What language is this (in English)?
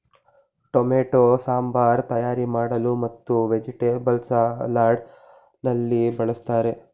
Kannada